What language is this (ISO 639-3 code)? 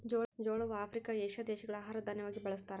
kan